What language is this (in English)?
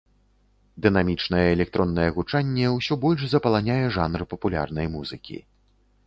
Belarusian